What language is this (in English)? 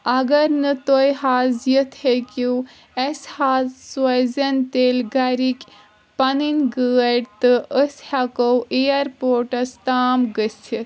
Kashmiri